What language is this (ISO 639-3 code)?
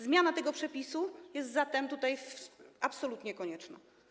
pol